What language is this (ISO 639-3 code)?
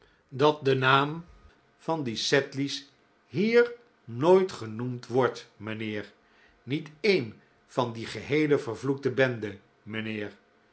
nld